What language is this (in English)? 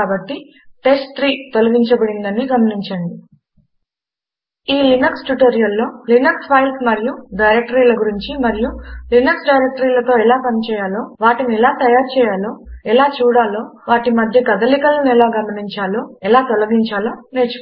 Telugu